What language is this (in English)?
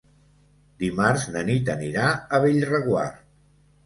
Catalan